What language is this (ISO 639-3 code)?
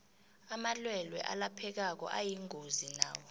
nbl